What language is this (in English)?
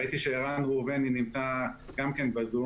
Hebrew